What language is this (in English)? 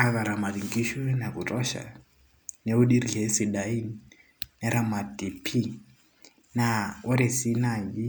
Masai